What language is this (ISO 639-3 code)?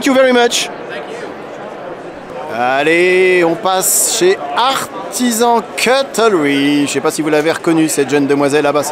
fra